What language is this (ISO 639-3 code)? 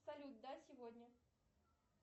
rus